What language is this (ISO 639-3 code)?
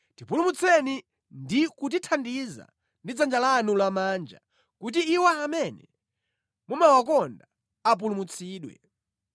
nya